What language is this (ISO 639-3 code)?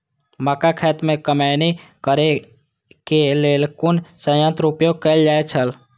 mai